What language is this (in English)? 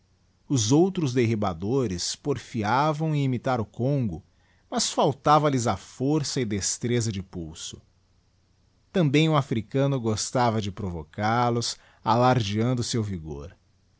Portuguese